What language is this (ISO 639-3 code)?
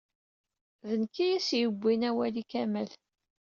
kab